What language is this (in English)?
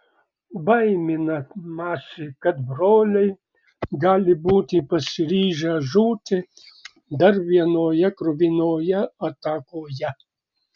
Lithuanian